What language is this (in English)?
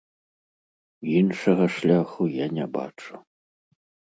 Belarusian